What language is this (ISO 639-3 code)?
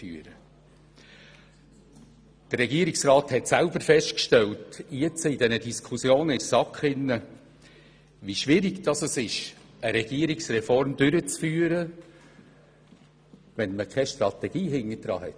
gsw